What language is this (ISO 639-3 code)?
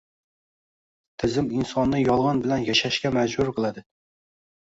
uzb